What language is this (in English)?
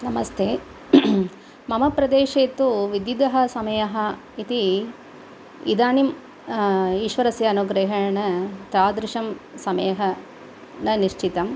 Sanskrit